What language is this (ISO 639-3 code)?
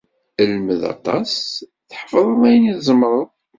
kab